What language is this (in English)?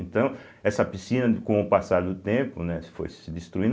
Portuguese